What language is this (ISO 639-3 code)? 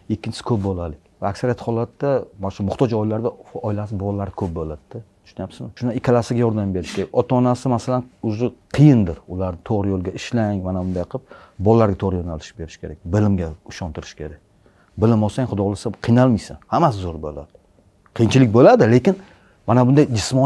tur